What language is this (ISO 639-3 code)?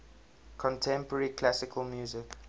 eng